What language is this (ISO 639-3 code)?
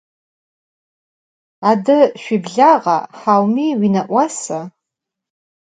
ady